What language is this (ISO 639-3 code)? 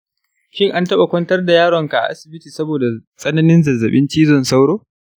hau